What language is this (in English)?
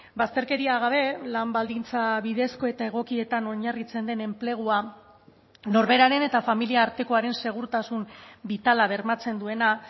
Basque